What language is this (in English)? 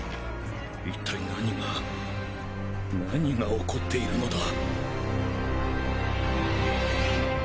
Japanese